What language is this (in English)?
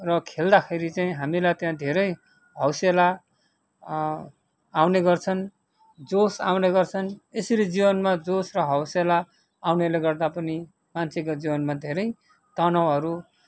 Nepali